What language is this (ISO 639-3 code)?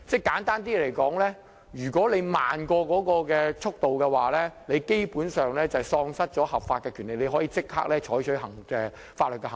yue